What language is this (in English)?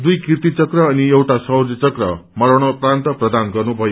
Nepali